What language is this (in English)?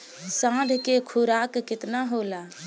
Bhojpuri